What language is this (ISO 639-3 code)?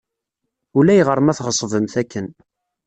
kab